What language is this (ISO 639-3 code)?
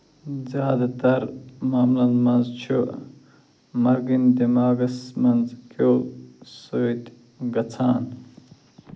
kas